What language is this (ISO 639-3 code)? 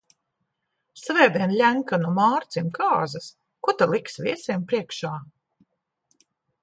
lav